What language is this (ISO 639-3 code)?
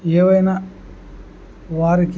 tel